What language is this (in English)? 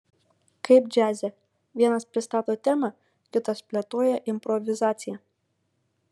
Lithuanian